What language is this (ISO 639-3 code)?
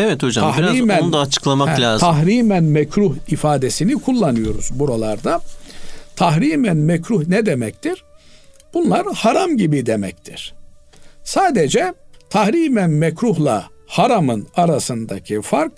tur